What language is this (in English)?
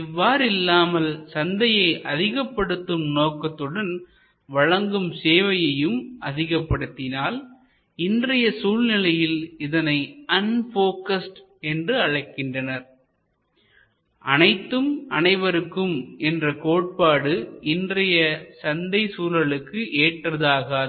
Tamil